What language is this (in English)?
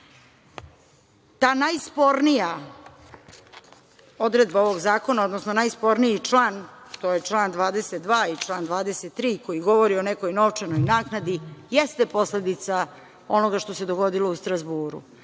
Serbian